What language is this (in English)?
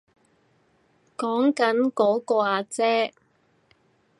Cantonese